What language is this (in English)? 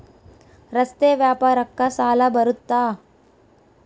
Kannada